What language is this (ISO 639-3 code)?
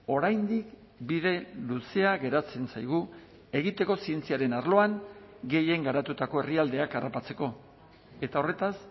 eus